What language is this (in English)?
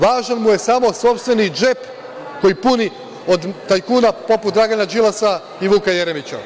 Serbian